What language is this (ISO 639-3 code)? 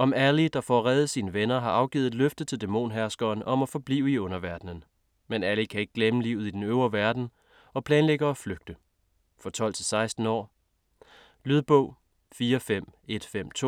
dan